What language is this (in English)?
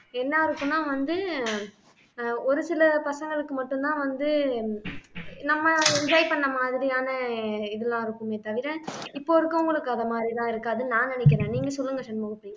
Tamil